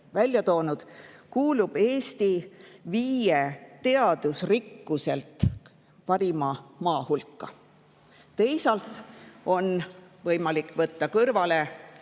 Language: Estonian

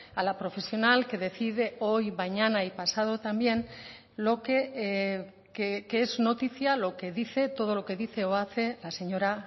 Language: Spanish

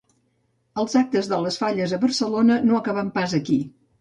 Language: Catalan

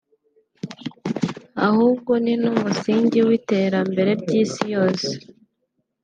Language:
Kinyarwanda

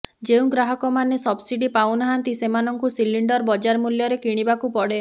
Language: Odia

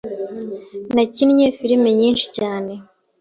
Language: Kinyarwanda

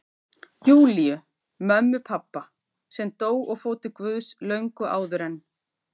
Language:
Icelandic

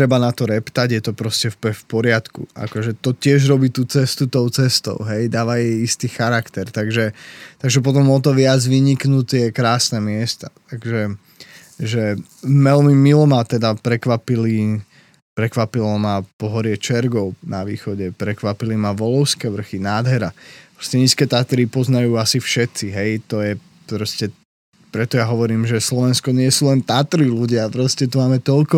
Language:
Slovak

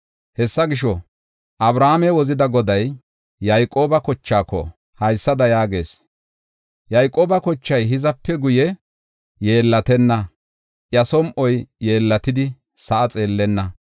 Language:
Gofa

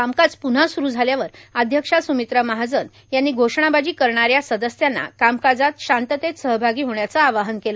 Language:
Marathi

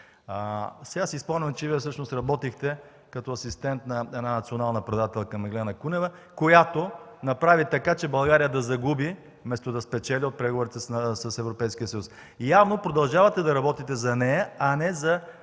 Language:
Bulgarian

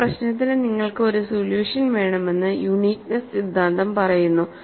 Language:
Malayalam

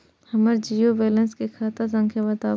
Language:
Maithili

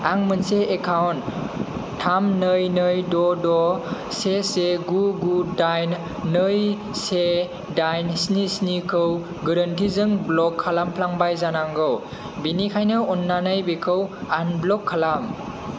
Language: Bodo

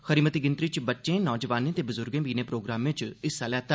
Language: Dogri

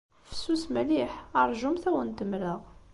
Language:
Kabyle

